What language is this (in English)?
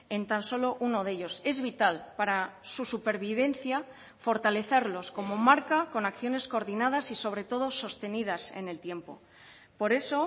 Spanish